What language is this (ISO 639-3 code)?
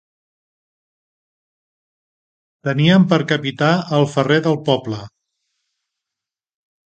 cat